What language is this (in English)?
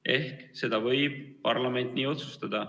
Estonian